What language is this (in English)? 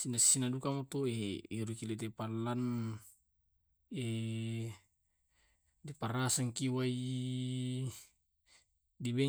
Tae'